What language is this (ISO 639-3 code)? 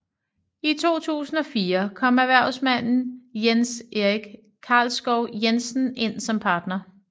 dan